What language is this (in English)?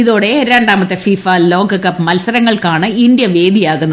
Malayalam